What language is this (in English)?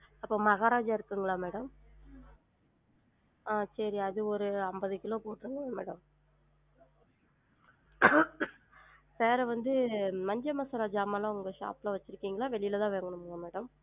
Tamil